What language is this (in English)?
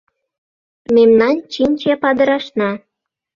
Mari